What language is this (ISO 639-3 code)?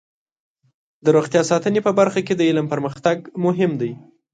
pus